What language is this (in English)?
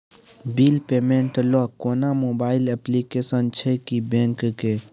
Maithili